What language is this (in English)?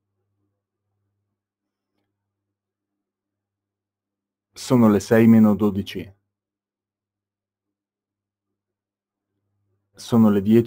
Italian